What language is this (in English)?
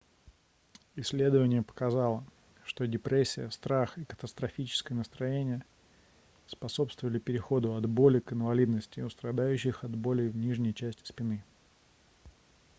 Russian